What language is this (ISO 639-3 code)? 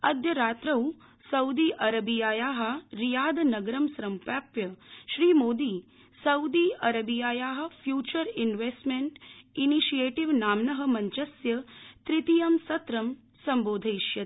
san